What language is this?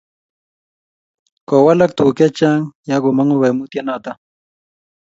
Kalenjin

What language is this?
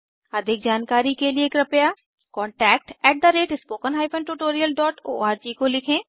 Hindi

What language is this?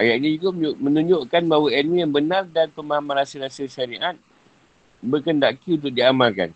Malay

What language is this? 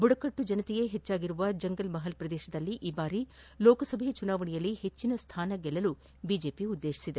Kannada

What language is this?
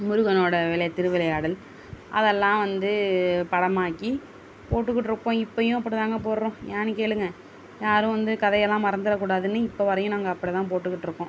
Tamil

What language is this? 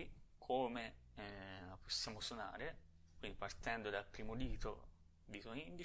Italian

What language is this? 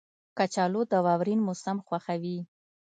Pashto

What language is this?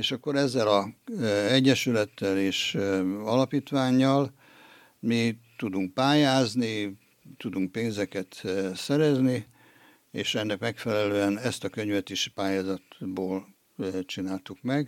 Hungarian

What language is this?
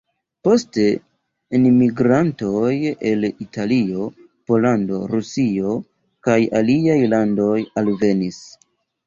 Esperanto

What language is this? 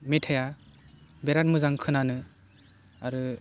Bodo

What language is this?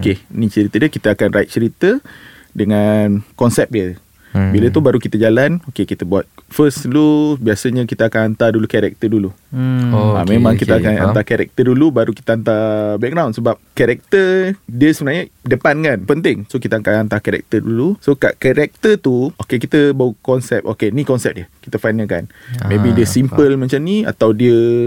Malay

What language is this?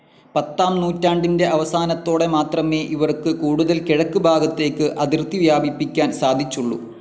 Malayalam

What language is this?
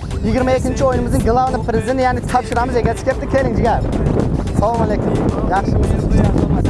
Turkish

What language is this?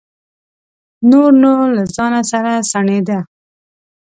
Pashto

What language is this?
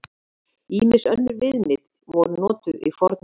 Icelandic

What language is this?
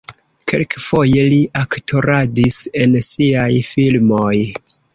Esperanto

